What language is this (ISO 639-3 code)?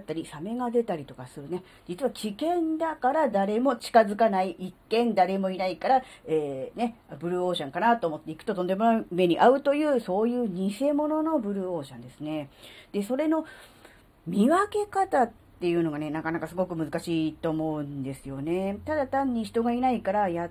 jpn